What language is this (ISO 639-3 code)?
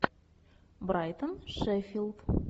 rus